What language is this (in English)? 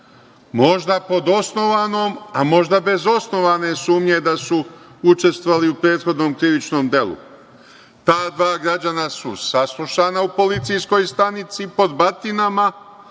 Serbian